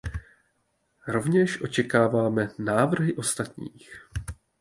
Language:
Czech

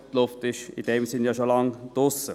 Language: Swiss German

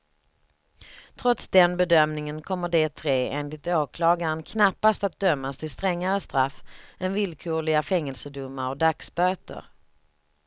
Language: Swedish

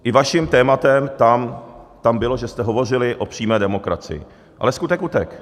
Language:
Czech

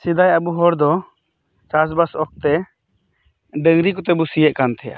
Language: Santali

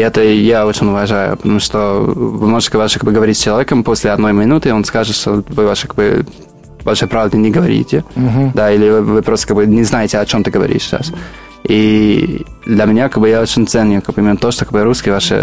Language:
Russian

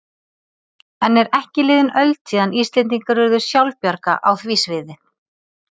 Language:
Icelandic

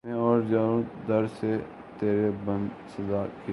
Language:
Urdu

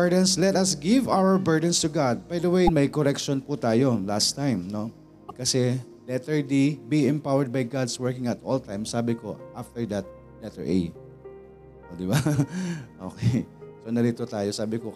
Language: Filipino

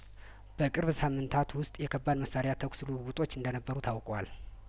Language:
Amharic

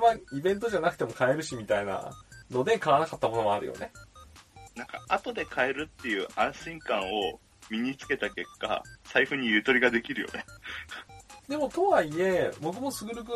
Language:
Japanese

